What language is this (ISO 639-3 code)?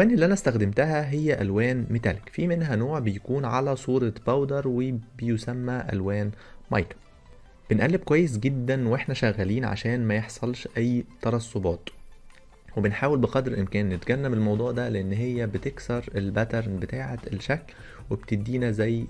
ara